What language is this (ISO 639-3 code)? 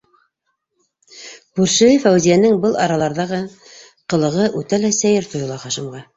bak